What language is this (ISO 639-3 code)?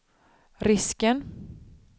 swe